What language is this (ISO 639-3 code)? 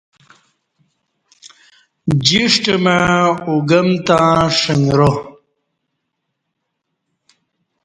bsh